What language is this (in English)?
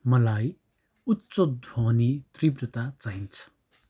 Nepali